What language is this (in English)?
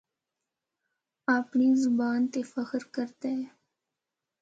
Northern Hindko